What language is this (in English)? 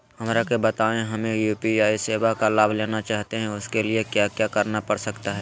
Magahi